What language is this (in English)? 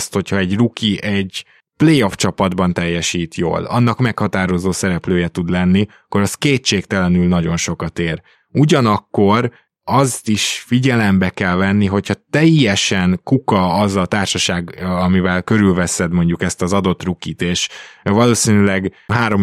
Hungarian